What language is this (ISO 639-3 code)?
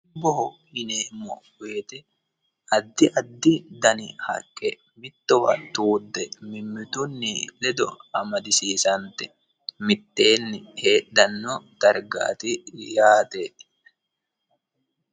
sid